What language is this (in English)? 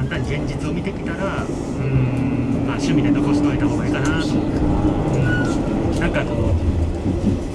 Japanese